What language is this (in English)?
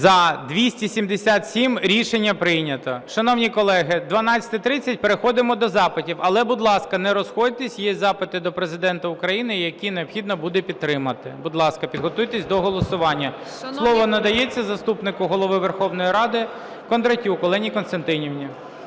Ukrainian